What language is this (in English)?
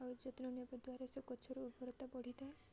Odia